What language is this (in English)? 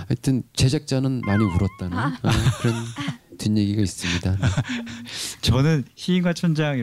Korean